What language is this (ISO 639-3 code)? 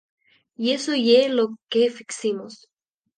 ast